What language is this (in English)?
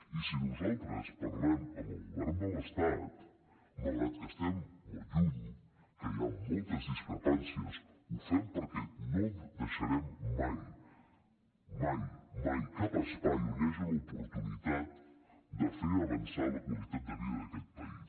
Catalan